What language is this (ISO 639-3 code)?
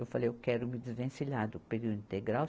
por